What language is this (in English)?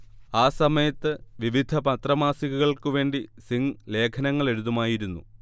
Malayalam